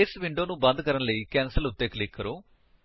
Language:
Punjabi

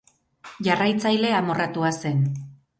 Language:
Basque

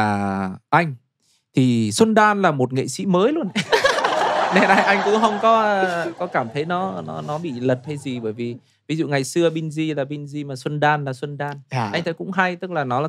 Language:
Vietnamese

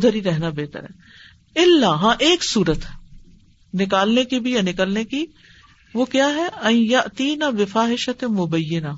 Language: Urdu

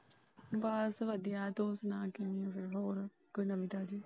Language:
Punjabi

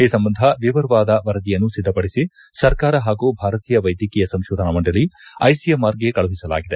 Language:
Kannada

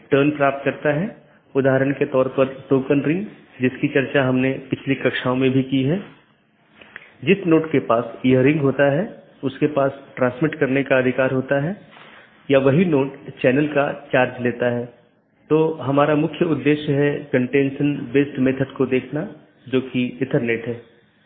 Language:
Hindi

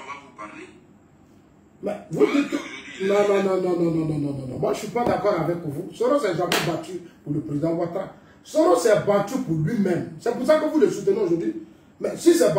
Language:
French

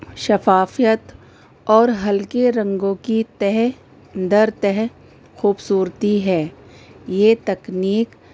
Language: Urdu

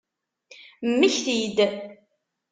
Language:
Kabyle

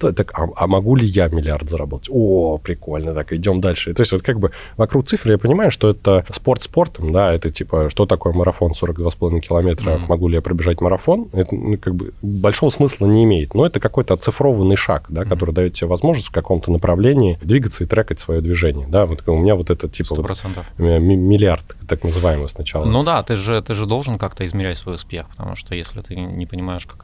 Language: Russian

